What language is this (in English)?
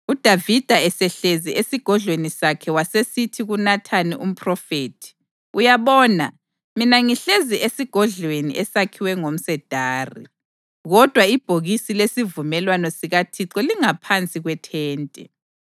North Ndebele